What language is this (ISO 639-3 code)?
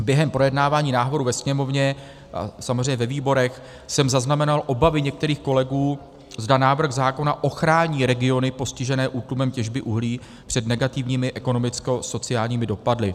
ces